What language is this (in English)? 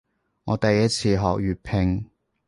Cantonese